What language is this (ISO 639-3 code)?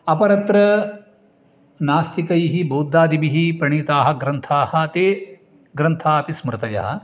san